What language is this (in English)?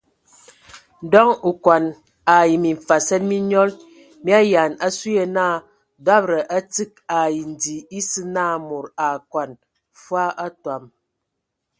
Ewondo